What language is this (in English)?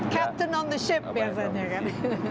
Indonesian